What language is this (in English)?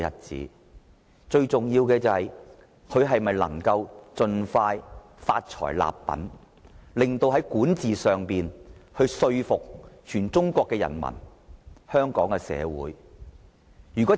Cantonese